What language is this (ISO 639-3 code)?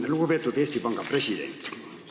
est